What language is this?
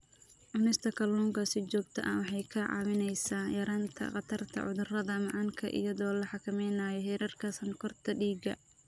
Somali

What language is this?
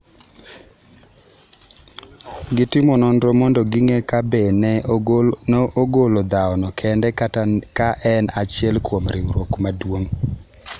Luo (Kenya and Tanzania)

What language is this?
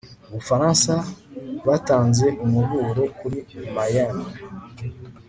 Kinyarwanda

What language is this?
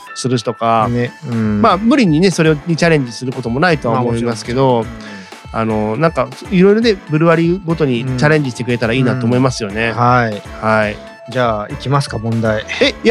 Japanese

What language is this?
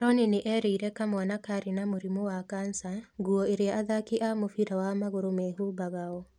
Kikuyu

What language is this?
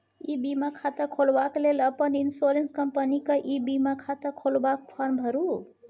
Maithili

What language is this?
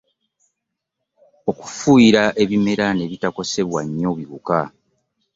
Ganda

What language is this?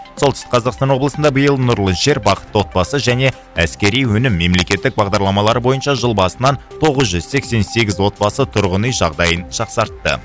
Kazakh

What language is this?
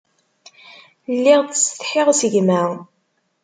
Kabyle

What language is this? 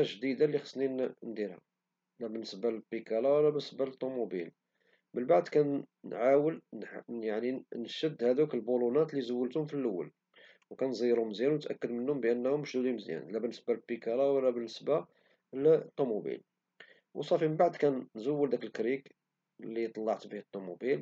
Moroccan Arabic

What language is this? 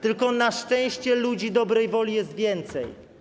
Polish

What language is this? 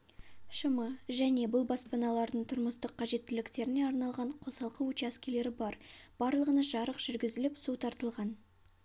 Kazakh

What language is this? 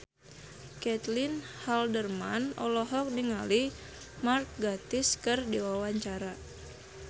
Sundanese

